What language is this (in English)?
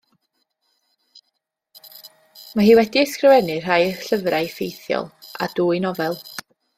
Welsh